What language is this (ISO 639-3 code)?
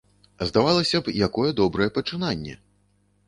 bel